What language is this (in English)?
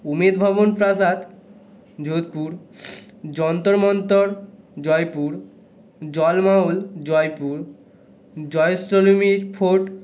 Bangla